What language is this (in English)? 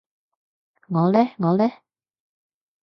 Cantonese